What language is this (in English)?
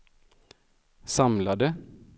Swedish